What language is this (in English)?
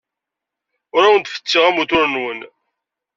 Kabyle